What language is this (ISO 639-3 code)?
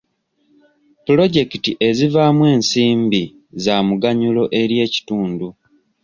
lug